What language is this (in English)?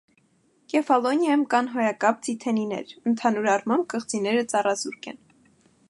Armenian